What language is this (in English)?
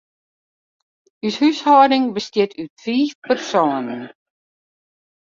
Western Frisian